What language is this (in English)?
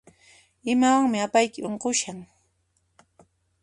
Puno Quechua